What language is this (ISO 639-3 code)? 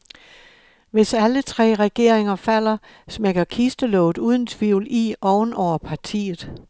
dan